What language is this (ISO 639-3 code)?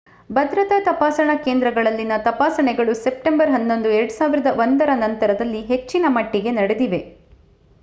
kan